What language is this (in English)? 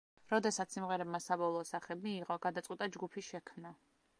Georgian